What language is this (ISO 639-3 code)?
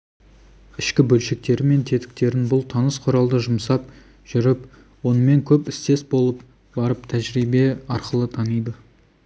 kaz